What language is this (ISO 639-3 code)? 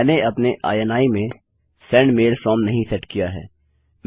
hin